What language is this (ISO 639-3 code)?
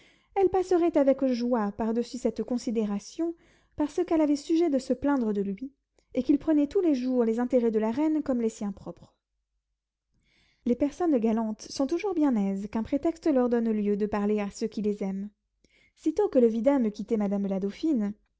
fra